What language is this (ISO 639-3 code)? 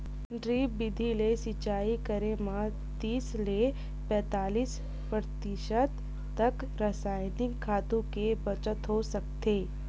hne